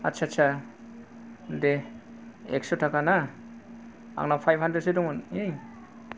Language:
Bodo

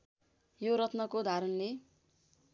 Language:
Nepali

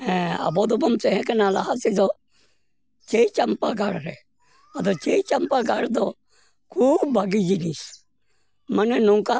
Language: Santali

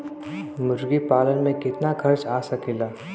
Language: Bhojpuri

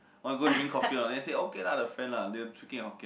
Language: English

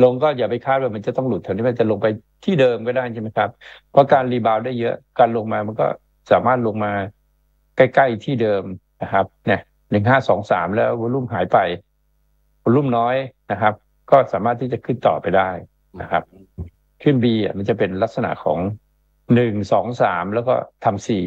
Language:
Thai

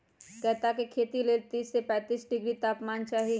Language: Magahi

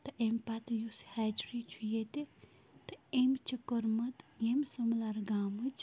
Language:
Kashmiri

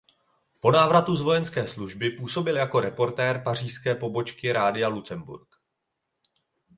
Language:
Czech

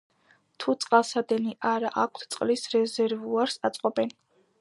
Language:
Georgian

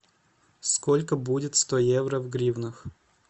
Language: Russian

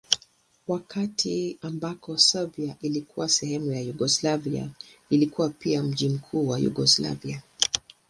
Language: Swahili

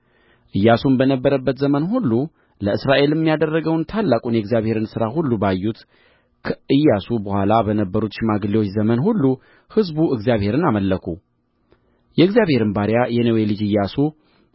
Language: Amharic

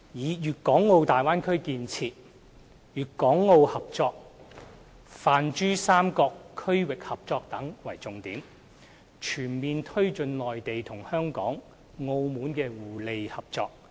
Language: Cantonese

